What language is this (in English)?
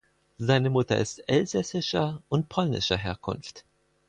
German